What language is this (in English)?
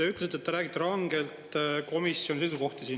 Estonian